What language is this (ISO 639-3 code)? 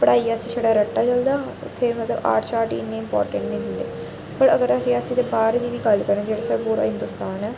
doi